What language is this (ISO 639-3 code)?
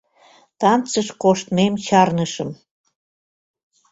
chm